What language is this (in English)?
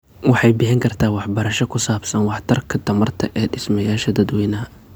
Somali